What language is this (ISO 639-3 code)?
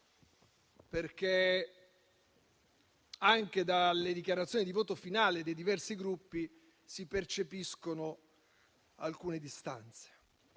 ita